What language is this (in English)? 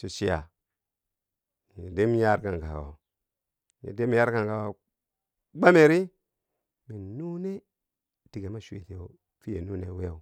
Bangwinji